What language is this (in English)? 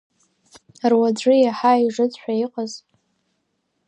Abkhazian